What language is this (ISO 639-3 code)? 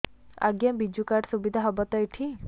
ori